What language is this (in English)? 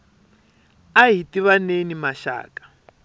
Tsonga